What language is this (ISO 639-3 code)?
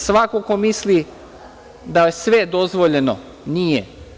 srp